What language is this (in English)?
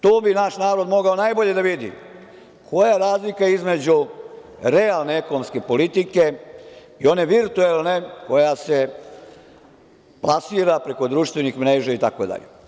Serbian